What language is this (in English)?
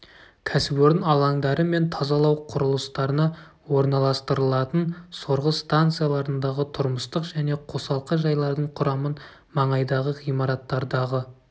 Kazakh